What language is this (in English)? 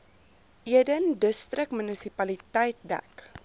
Afrikaans